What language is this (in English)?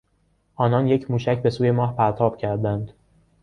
Persian